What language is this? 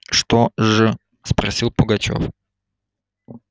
Russian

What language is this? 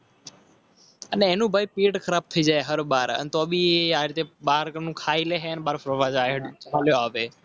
Gujarati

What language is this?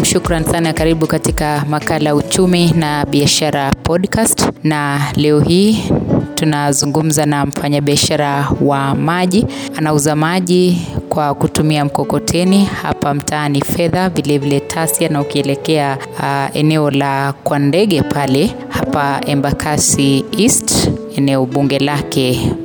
Swahili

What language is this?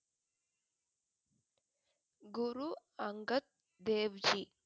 Tamil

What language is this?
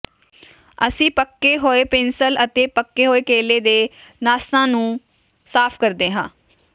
Punjabi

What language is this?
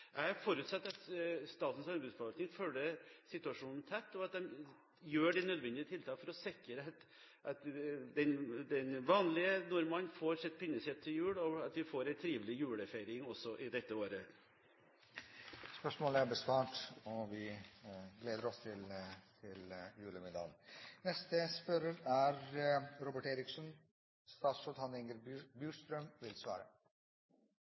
Norwegian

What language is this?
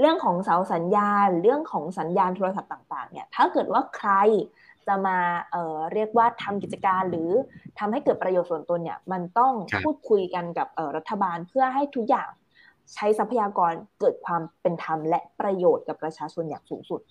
Thai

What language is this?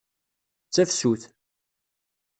Kabyle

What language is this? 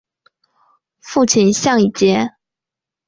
Chinese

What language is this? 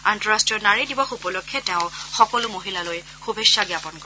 Assamese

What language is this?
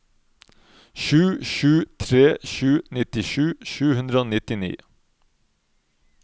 Norwegian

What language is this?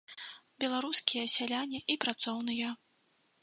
Belarusian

